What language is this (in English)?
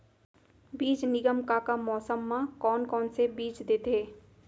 Chhattisgarhi